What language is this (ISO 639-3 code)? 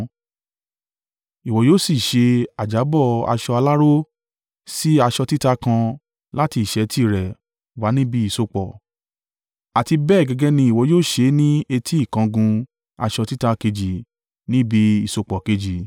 yor